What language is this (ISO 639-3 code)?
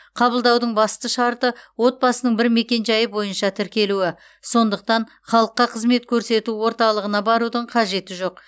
kaz